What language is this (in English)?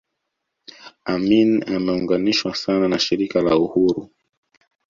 Swahili